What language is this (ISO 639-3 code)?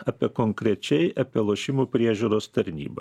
lit